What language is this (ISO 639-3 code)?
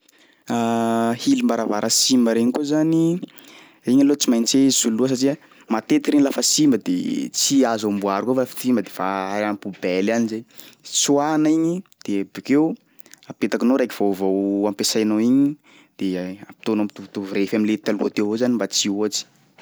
skg